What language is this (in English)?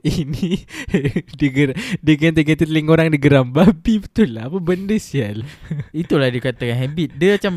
Malay